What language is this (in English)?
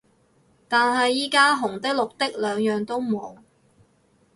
Cantonese